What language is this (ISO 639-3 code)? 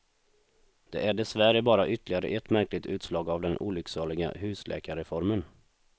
swe